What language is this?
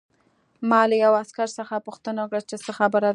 Pashto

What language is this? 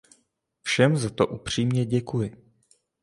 Czech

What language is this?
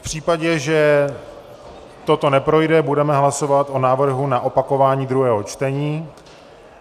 Czech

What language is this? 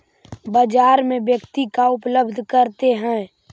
Magahi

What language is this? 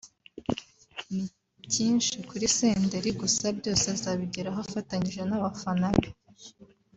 Kinyarwanda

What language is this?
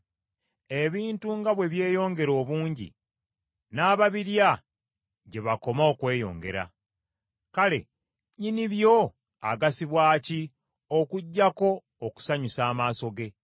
Ganda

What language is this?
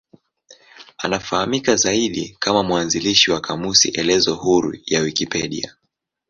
Swahili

